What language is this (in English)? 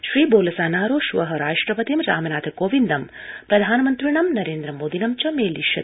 Sanskrit